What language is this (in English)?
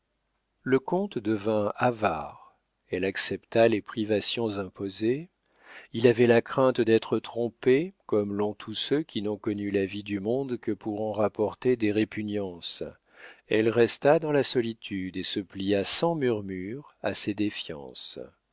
French